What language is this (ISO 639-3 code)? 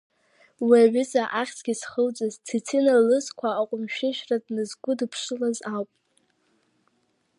abk